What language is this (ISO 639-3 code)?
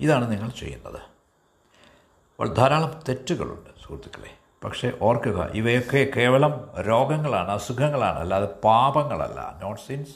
mal